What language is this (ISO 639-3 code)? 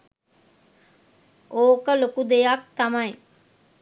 sin